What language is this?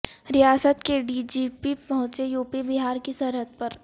Urdu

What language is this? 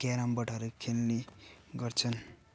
Nepali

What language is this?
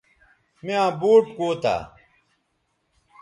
Bateri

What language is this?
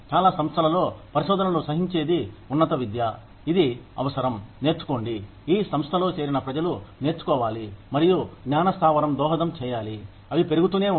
Telugu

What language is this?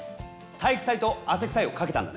Japanese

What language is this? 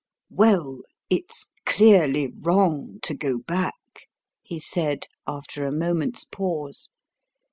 English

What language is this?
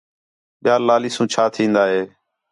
Khetrani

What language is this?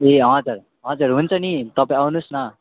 Nepali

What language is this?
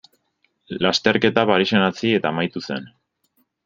Basque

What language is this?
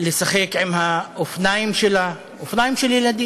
Hebrew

